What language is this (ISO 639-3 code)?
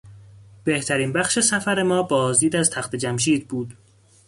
fas